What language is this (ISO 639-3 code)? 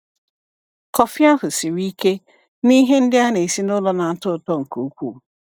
ibo